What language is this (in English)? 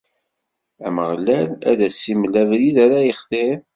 Kabyle